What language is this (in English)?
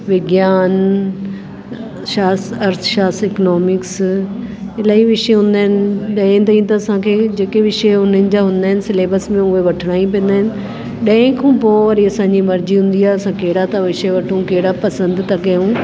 Sindhi